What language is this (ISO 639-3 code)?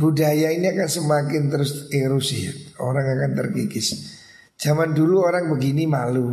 ind